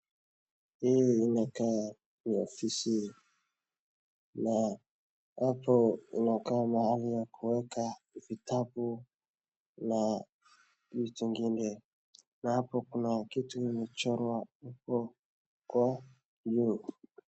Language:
Swahili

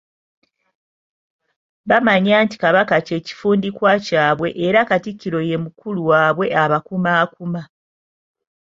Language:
Ganda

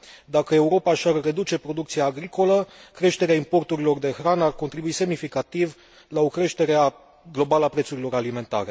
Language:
Romanian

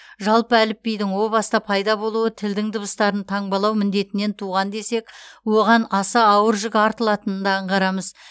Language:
Kazakh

